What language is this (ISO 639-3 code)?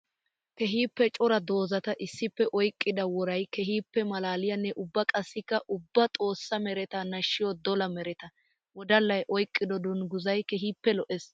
wal